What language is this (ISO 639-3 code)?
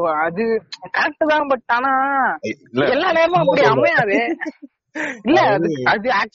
tam